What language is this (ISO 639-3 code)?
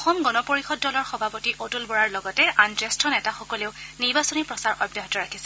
asm